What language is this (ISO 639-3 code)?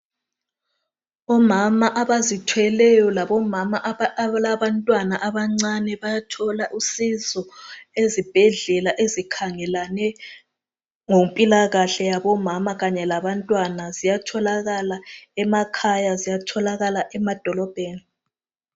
nde